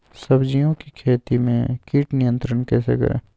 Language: Magahi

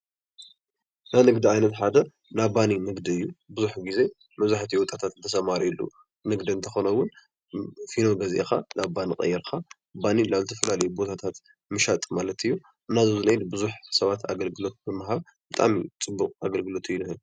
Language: Tigrinya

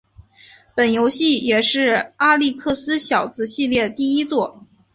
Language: Chinese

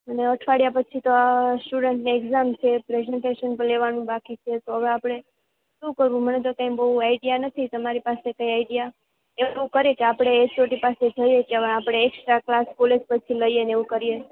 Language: Gujarati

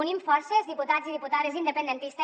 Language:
Catalan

